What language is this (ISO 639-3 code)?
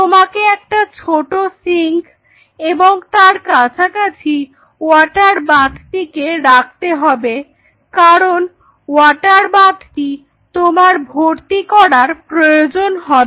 ben